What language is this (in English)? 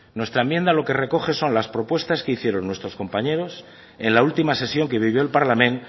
Spanish